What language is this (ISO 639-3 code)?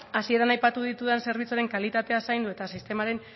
eus